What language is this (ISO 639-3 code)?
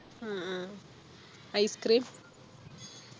mal